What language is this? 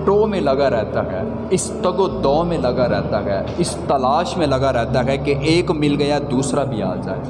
Urdu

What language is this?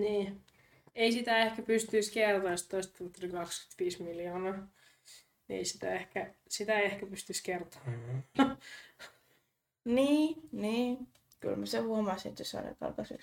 Finnish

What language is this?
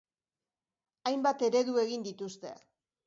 Basque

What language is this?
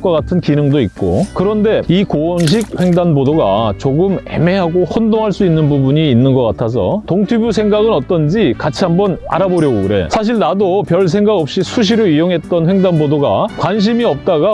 Korean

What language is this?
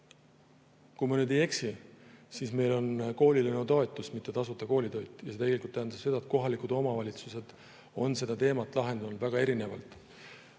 Estonian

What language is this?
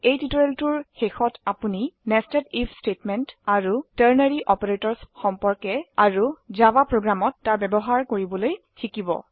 Assamese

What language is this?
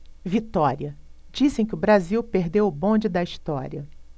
Portuguese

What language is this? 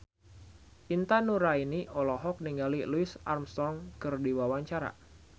Sundanese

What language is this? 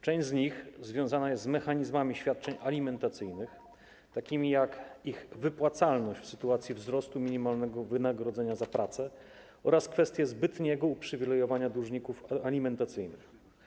Polish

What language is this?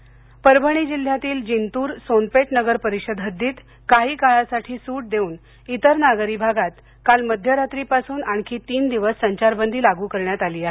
Marathi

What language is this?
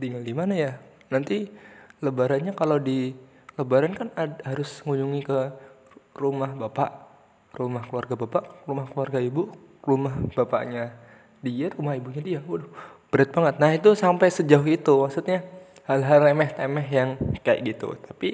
Indonesian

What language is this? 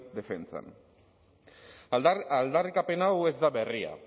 Basque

